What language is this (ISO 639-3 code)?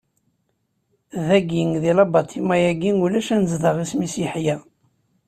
kab